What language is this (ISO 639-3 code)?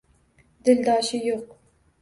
uzb